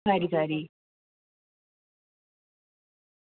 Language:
Dogri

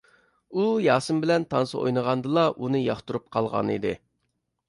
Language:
Uyghur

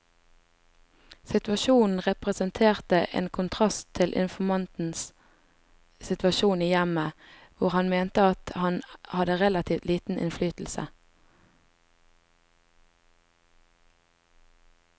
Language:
Norwegian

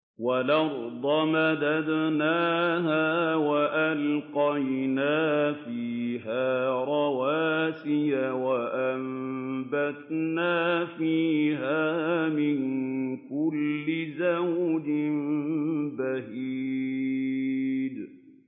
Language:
Arabic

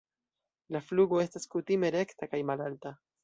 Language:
Esperanto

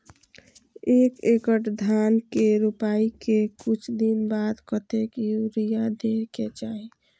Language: Maithili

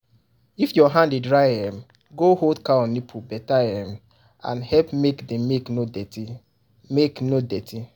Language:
Nigerian Pidgin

